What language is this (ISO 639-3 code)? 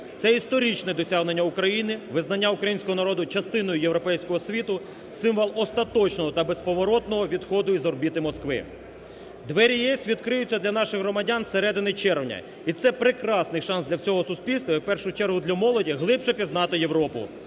ukr